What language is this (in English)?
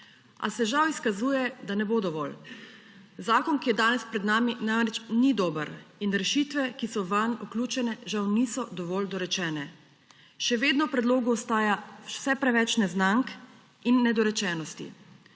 Slovenian